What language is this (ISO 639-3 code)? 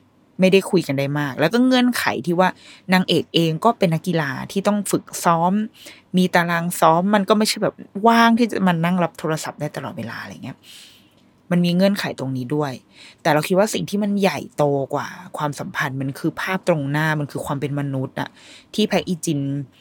tha